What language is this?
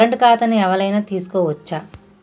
Telugu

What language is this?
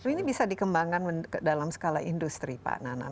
Indonesian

